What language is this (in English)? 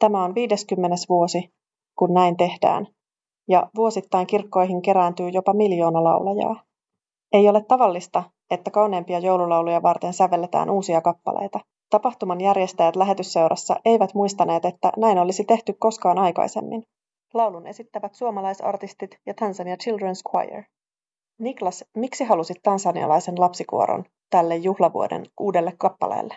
Finnish